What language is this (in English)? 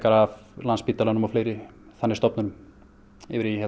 Icelandic